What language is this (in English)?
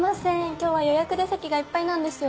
Japanese